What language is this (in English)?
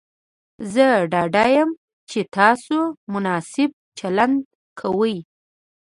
Pashto